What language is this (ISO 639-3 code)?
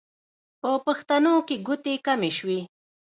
pus